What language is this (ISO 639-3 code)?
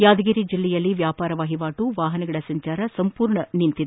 kan